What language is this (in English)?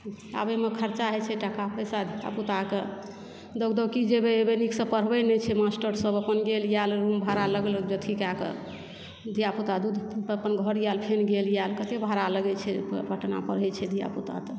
Maithili